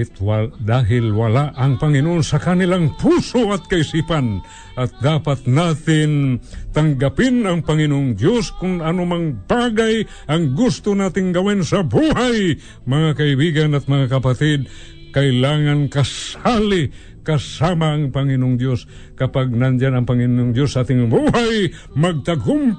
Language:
Filipino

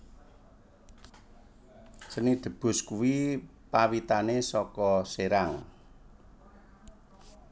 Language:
Javanese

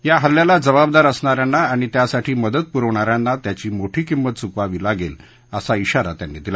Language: Marathi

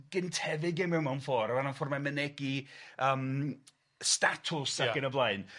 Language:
Welsh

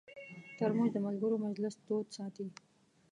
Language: Pashto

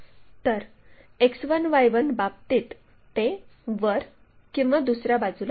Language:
Marathi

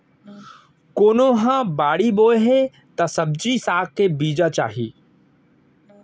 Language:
Chhattisgarhi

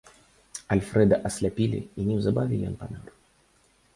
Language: Belarusian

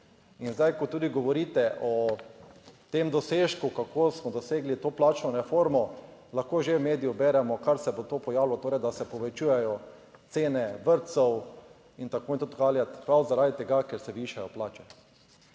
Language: Slovenian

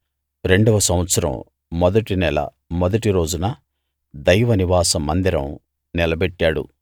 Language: Telugu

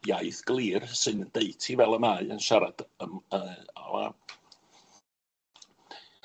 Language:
Welsh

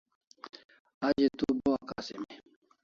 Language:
Kalasha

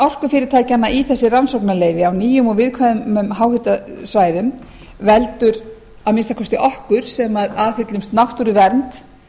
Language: Icelandic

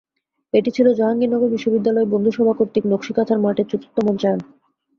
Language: Bangla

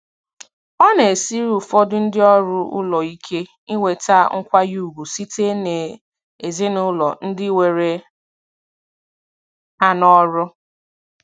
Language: Igbo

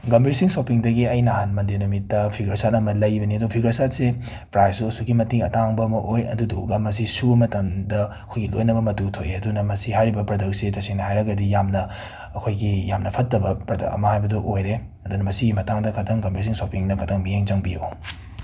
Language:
Manipuri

